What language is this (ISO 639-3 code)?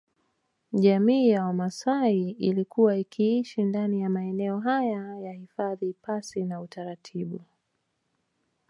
swa